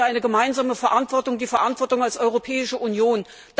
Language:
German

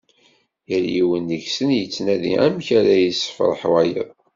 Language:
Kabyle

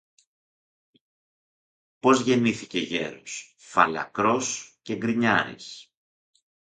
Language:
Greek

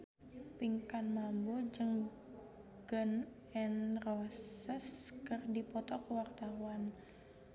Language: Sundanese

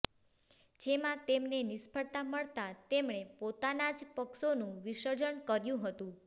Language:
Gujarati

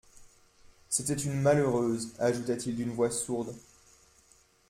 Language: French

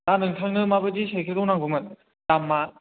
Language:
Bodo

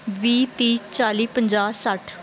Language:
Punjabi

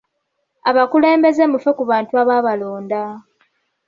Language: Ganda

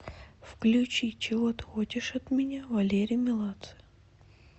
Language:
Russian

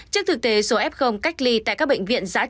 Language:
Vietnamese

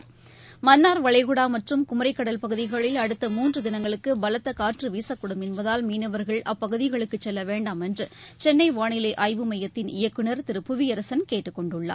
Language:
Tamil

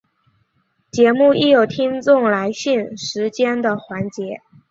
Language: Chinese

